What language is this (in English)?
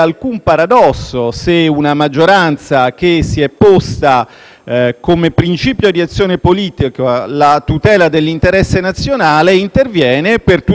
Italian